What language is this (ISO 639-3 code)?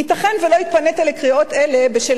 heb